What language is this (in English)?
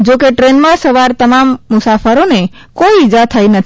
Gujarati